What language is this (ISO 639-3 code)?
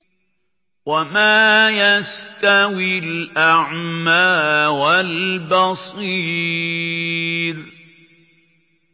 ara